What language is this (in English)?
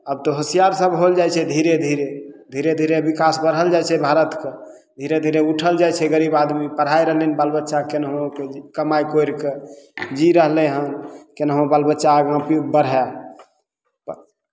Maithili